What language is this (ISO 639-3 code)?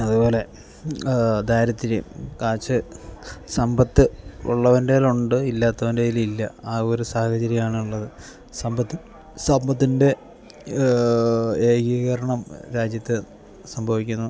mal